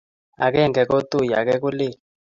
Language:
Kalenjin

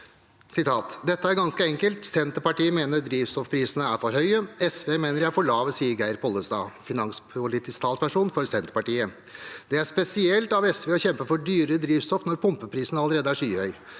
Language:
Norwegian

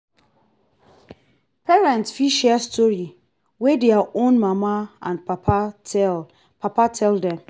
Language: Nigerian Pidgin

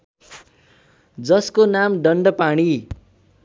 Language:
Nepali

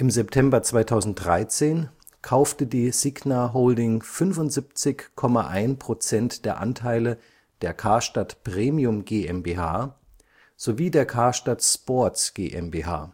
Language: German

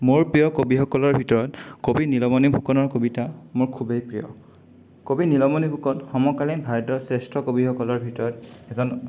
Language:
Assamese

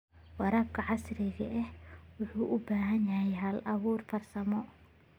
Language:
Somali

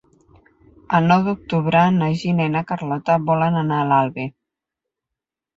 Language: Catalan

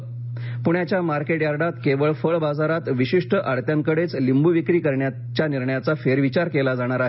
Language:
Marathi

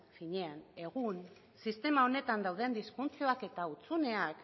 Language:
Basque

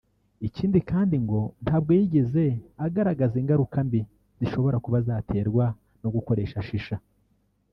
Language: Kinyarwanda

